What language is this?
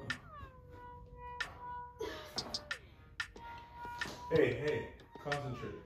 English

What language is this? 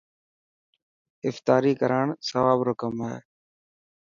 Dhatki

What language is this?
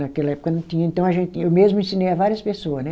Portuguese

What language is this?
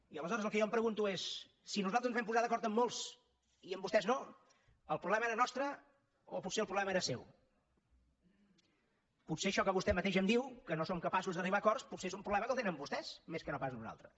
Catalan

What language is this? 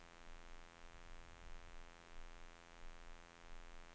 Swedish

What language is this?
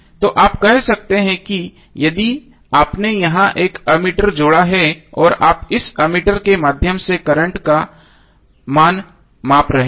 Hindi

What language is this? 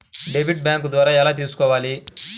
Telugu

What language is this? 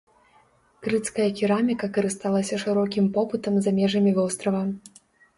Belarusian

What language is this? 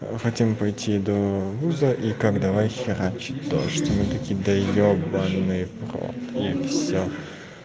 Russian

